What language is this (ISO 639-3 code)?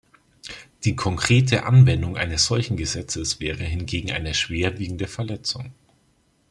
deu